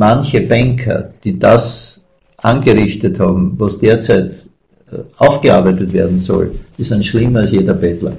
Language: German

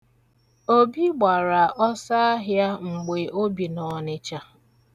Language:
Igbo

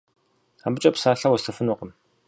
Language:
Kabardian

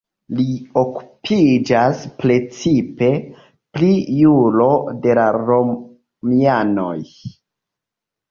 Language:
Esperanto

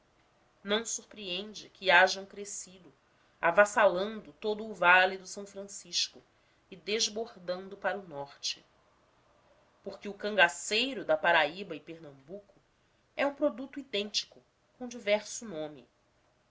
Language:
Portuguese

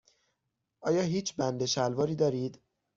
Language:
Persian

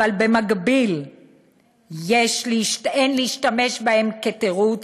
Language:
Hebrew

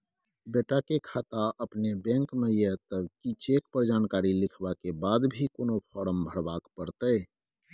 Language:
Maithili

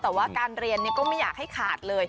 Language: Thai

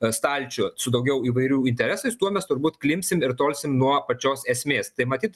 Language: Lithuanian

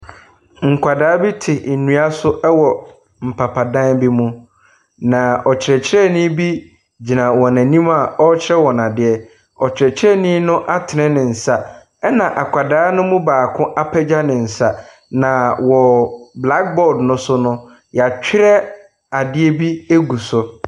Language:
Akan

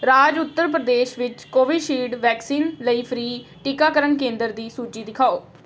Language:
Punjabi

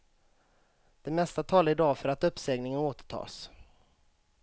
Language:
Swedish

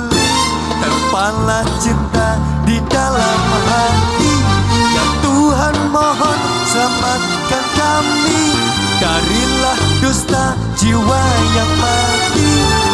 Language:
Indonesian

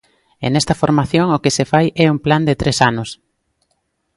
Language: Galician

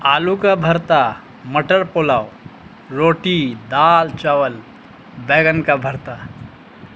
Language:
Urdu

